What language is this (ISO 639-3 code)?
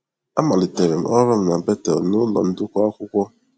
ibo